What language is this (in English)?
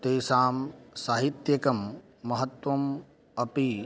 Sanskrit